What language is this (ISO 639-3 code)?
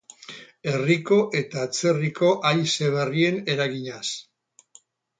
eus